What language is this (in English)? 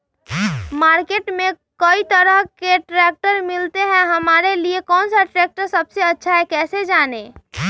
Magahi